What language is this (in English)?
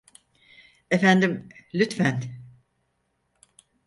Turkish